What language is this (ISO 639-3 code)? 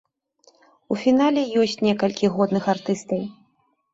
bel